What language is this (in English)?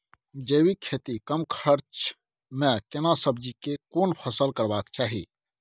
Maithili